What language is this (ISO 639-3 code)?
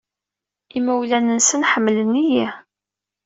kab